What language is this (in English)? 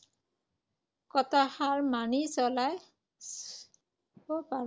Assamese